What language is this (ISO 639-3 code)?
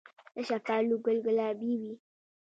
pus